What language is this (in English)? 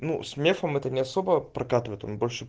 Russian